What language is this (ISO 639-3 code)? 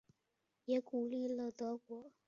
zho